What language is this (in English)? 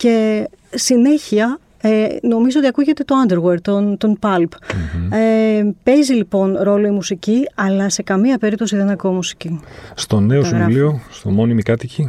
Greek